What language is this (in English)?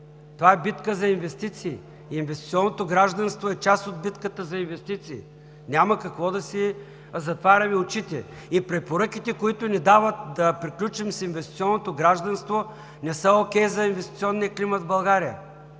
Bulgarian